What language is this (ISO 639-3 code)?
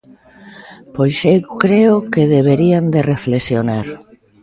glg